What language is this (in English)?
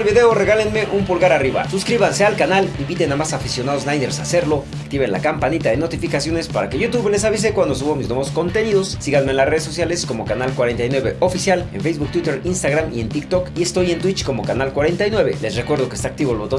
Spanish